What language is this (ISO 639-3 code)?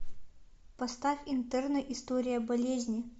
rus